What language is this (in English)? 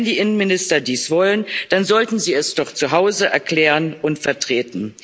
German